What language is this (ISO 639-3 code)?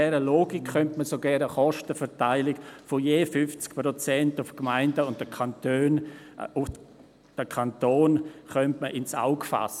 gsw